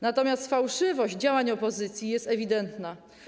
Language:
Polish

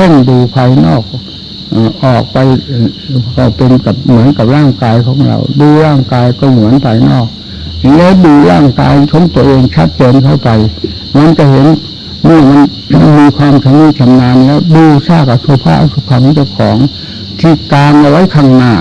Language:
Thai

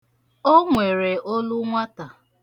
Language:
Igbo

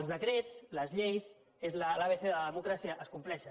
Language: Catalan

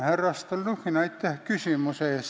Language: Estonian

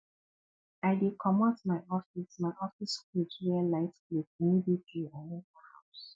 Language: Nigerian Pidgin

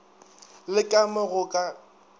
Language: Northern Sotho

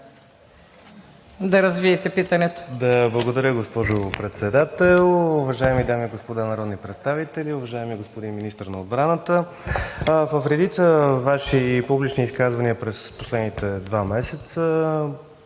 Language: Bulgarian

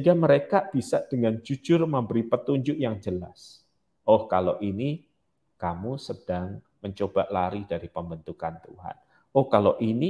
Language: Indonesian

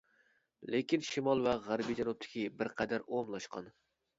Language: Uyghur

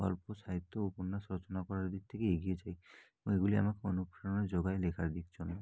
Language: Bangla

